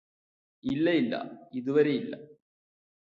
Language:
Malayalam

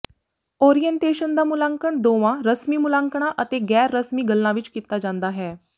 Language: Punjabi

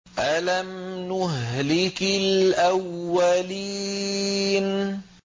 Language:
Arabic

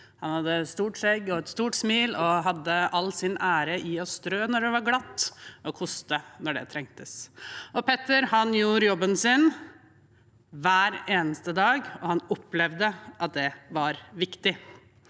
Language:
Norwegian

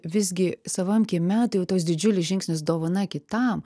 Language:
Lithuanian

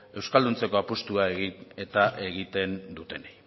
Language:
Basque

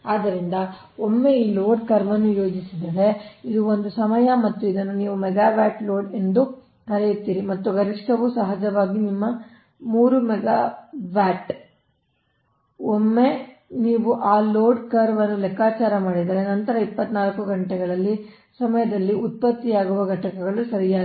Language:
Kannada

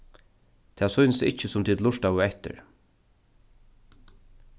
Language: Faroese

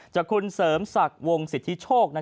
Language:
Thai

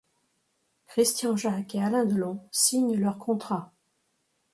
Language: French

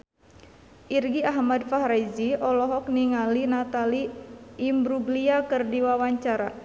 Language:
Sundanese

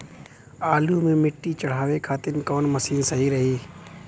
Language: Bhojpuri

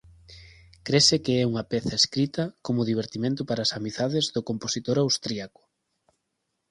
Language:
Galician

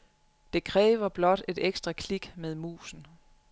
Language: Danish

